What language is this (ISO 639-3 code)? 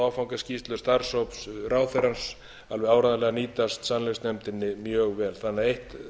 isl